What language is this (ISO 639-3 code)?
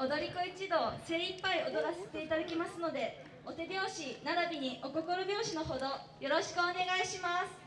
jpn